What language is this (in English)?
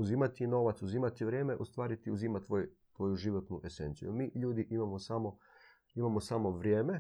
Croatian